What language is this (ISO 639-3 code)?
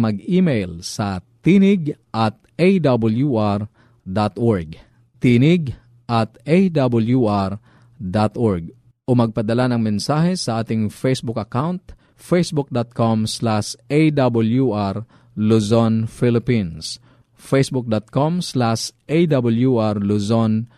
fil